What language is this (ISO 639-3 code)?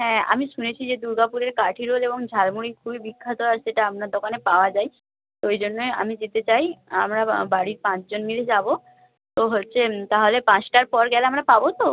ben